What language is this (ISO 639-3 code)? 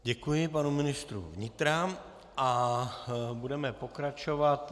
ces